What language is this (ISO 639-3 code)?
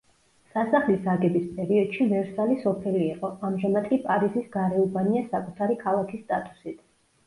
kat